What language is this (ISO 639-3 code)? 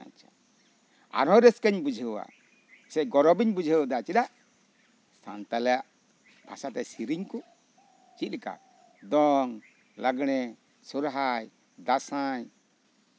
sat